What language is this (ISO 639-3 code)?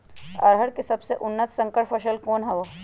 mag